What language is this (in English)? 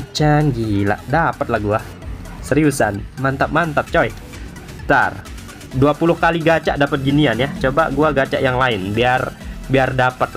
Indonesian